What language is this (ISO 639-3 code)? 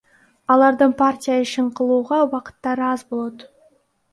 kir